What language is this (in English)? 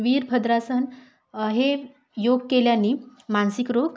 Marathi